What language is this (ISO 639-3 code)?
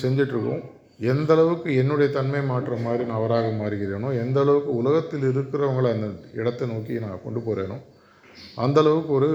tam